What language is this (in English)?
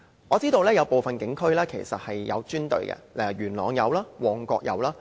Cantonese